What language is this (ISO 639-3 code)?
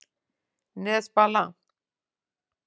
isl